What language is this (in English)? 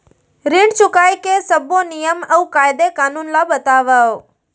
Chhattisgarhi